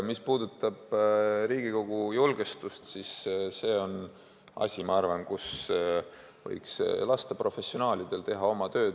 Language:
Estonian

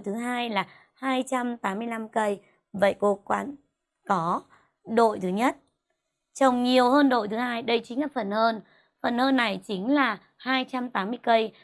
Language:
Vietnamese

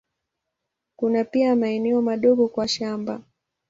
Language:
Swahili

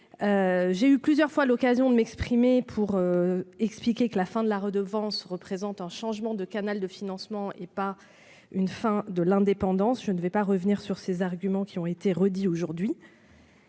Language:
French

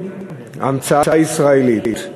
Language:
Hebrew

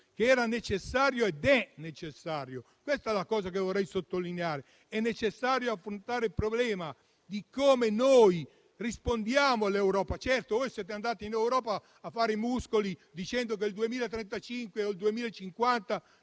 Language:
Italian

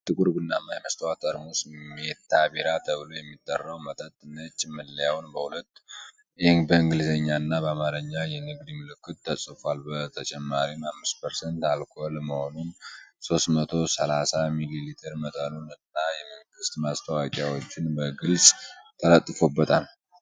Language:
Amharic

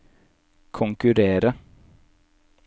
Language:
Norwegian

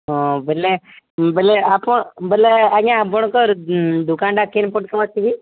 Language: Odia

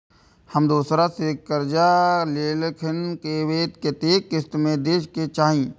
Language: Maithili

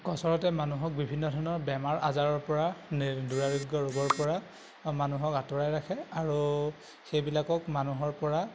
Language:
Assamese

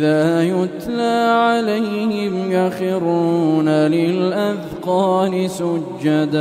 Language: Arabic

